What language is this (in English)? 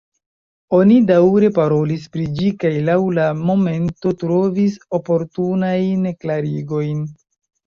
Esperanto